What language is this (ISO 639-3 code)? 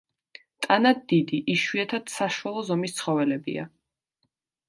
kat